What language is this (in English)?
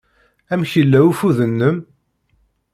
Kabyle